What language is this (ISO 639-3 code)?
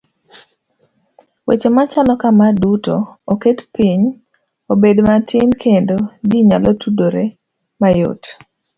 luo